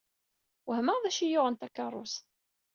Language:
Kabyle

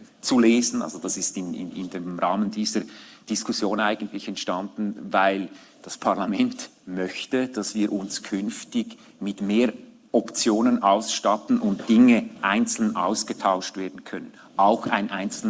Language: German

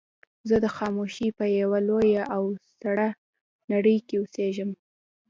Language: Pashto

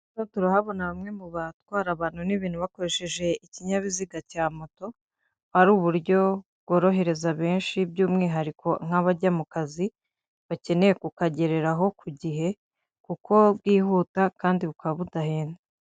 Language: Kinyarwanda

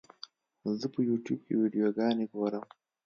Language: Pashto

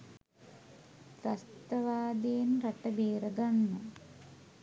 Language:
Sinhala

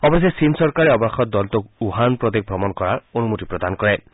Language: Assamese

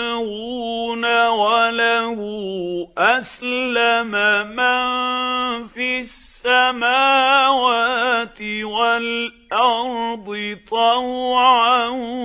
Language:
Arabic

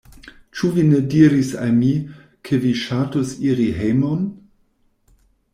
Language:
Esperanto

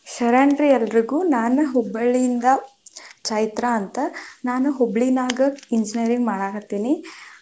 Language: Kannada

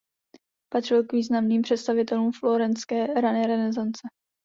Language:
Czech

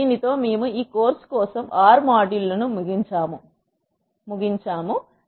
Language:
Telugu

